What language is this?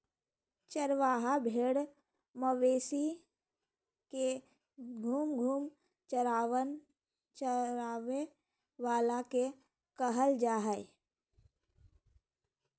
Magahi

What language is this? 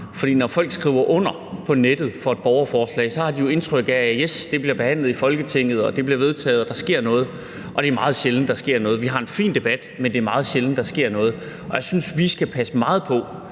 Danish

